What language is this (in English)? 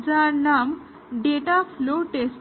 Bangla